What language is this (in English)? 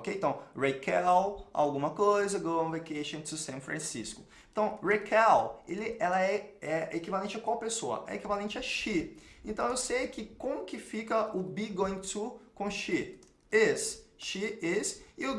Portuguese